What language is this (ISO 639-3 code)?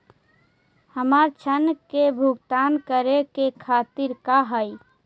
mag